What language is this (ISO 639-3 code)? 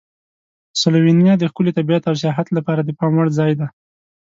pus